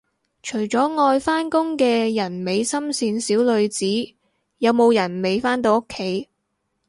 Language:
Cantonese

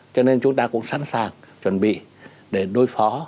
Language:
Vietnamese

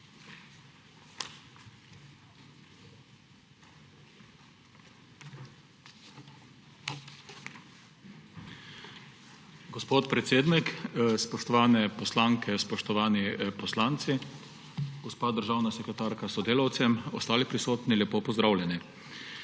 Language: Slovenian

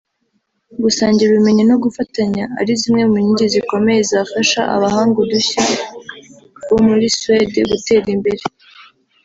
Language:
Kinyarwanda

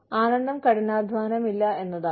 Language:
Malayalam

